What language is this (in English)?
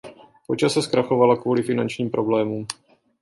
Czech